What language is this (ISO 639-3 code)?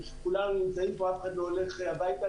heb